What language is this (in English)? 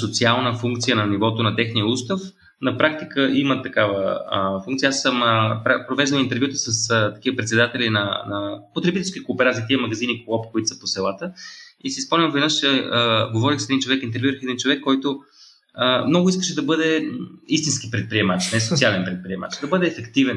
Bulgarian